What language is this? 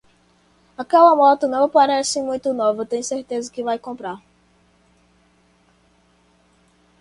Portuguese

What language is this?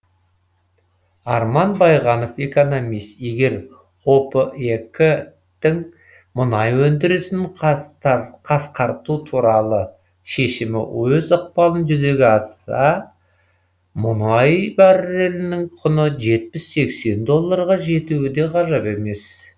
Kazakh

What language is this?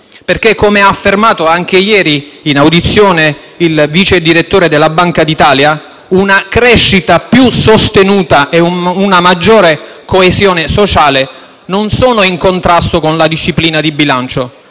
Italian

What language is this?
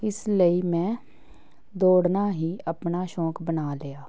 Punjabi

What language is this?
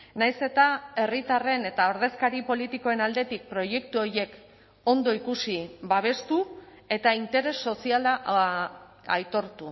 Basque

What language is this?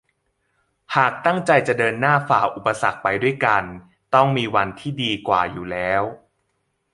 Thai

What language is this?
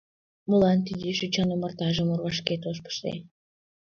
Mari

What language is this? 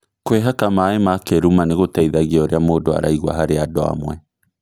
Kikuyu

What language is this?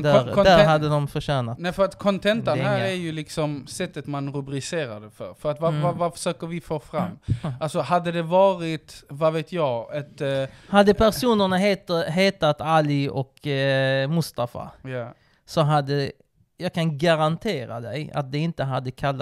Swedish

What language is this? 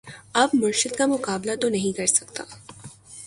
Urdu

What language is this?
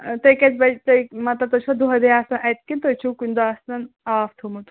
Kashmiri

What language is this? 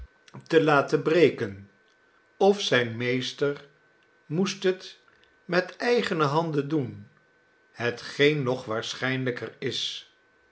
Dutch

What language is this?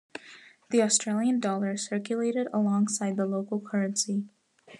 English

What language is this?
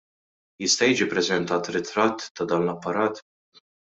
Maltese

